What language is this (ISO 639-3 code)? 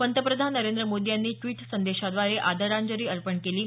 mar